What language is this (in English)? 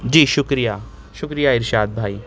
Urdu